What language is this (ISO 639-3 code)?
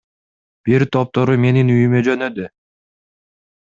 kir